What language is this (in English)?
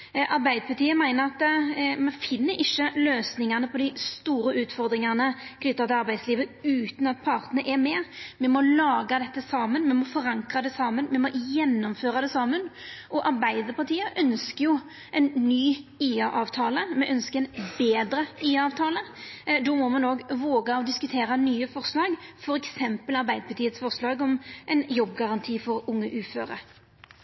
Norwegian Nynorsk